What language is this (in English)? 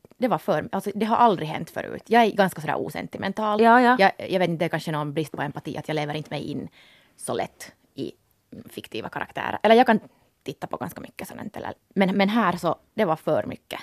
Swedish